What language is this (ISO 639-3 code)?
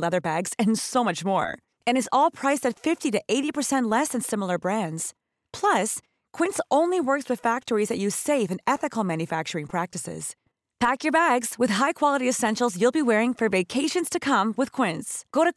swe